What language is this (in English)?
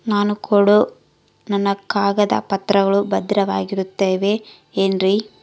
Kannada